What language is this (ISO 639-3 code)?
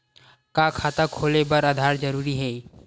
hne